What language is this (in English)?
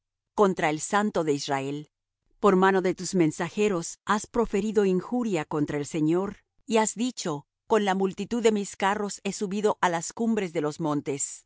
Spanish